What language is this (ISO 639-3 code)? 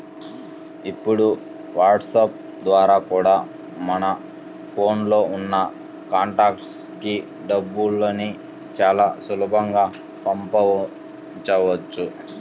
tel